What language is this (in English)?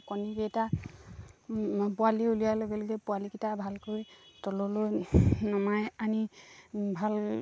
Assamese